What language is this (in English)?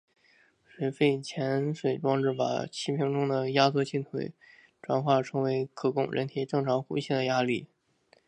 Chinese